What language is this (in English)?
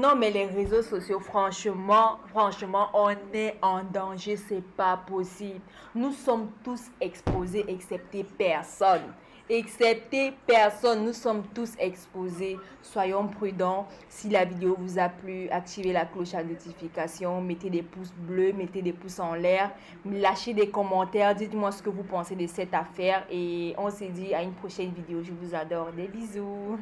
French